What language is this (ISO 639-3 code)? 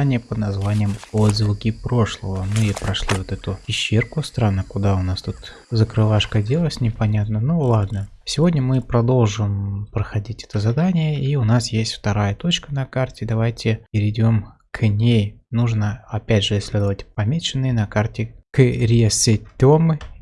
rus